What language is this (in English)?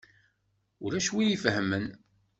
Kabyle